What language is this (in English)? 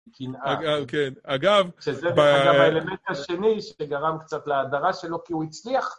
Hebrew